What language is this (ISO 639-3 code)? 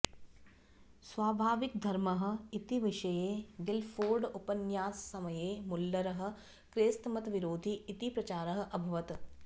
san